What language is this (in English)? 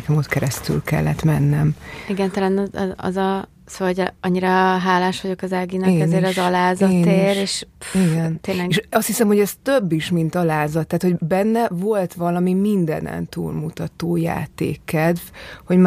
Hungarian